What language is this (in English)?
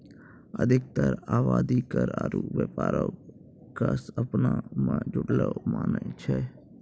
Maithili